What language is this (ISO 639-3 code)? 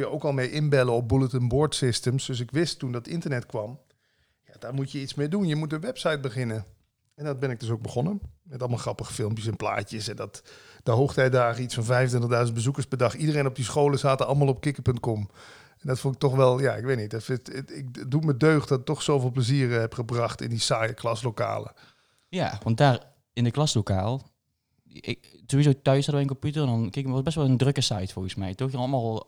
nld